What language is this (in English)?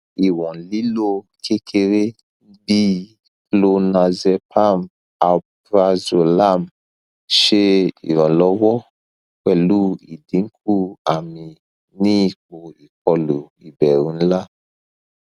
Yoruba